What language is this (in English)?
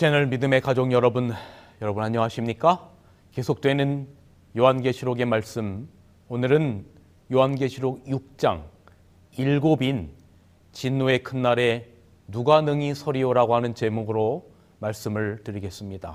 Korean